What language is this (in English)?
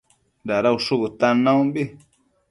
Matsés